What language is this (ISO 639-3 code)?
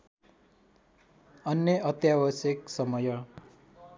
nep